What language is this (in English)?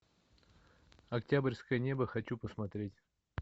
Russian